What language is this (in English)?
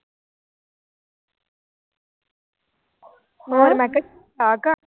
Punjabi